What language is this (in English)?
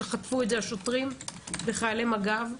Hebrew